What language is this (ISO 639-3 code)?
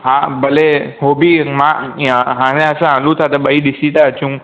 snd